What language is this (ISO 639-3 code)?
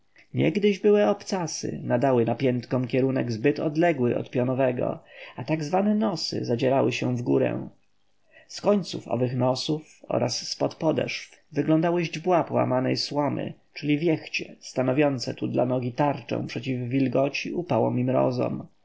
pol